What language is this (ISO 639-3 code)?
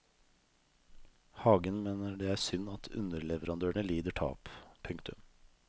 nor